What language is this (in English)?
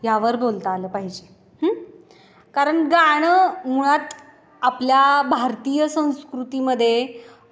Marathi